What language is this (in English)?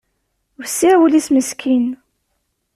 Kabyle